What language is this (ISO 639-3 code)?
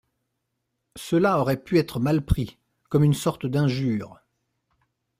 fra